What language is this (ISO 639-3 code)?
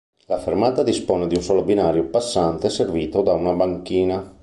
ita